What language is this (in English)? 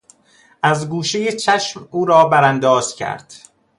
Persian